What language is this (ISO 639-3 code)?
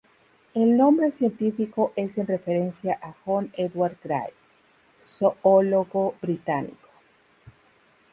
spa